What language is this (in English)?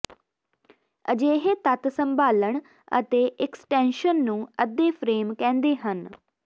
Punjabi